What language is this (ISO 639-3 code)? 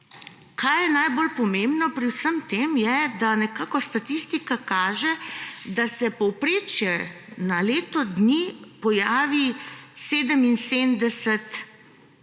slv